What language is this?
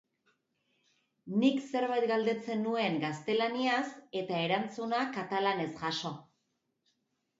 Basque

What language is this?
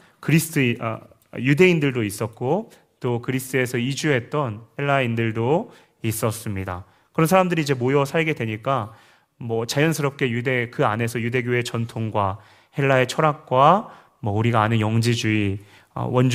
Korean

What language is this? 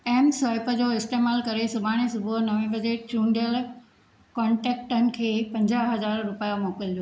Sindhi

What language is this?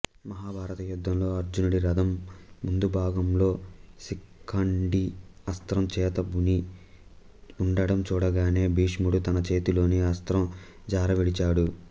Telugu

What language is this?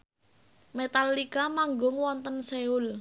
Javanese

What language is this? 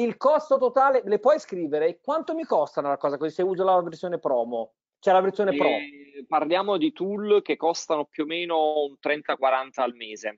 Italian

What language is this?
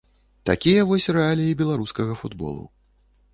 Belarusian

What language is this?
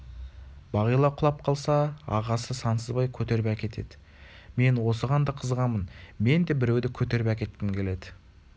Kazakh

